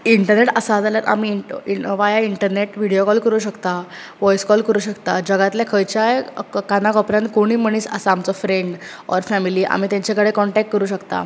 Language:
Konkani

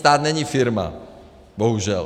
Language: Czech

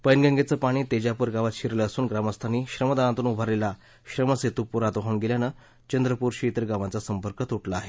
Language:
Marathi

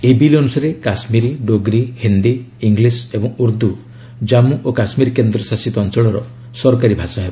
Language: Odia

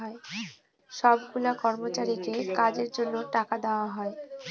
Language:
Bangla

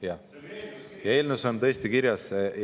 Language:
Estonian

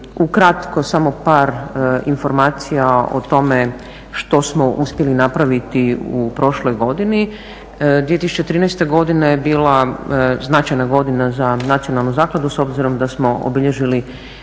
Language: Croatian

